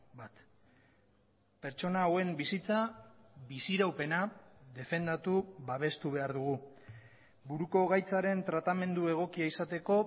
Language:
Basque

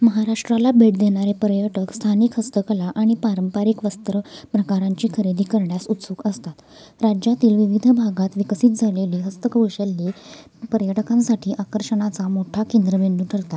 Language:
Marathi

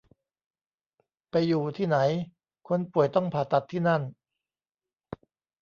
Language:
Thai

